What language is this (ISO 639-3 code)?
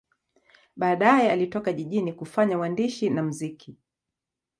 swa